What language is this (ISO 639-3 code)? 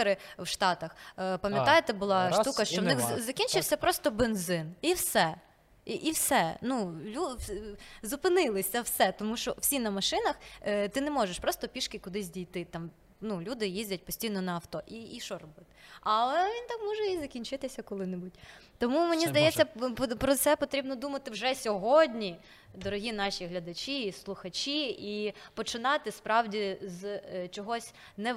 ukr